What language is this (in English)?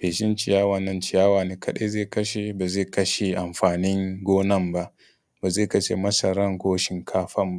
Hausa